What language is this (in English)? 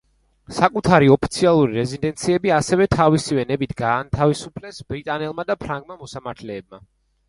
Georgian